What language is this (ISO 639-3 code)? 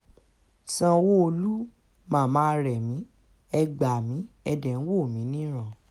yor